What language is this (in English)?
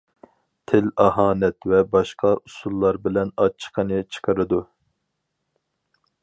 Uyghur